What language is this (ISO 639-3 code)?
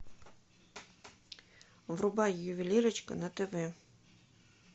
rus